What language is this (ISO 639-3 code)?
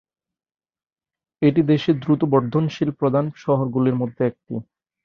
ben